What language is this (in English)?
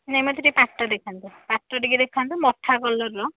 Odia